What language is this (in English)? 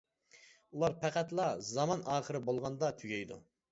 Uyghur